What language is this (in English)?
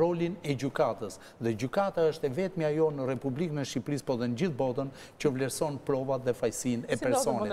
Romanian